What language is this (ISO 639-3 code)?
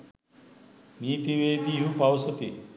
sin